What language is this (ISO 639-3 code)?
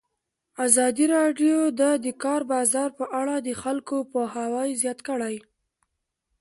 pus